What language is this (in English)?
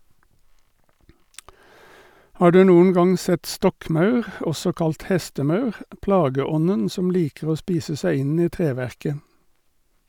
Norwegian